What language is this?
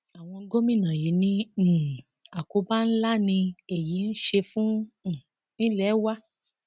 Yoruba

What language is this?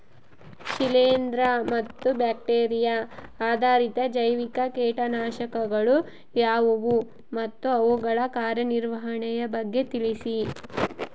Kannada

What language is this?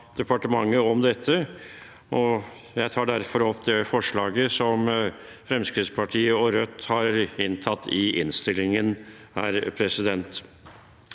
Norwegian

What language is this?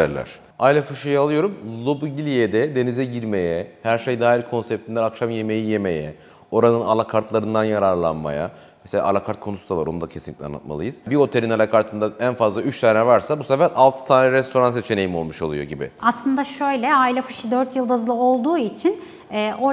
Turkish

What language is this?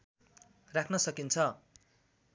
Nepali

